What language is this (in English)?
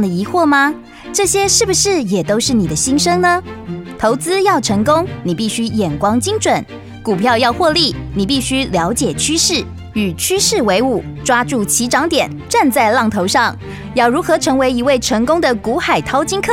Chinese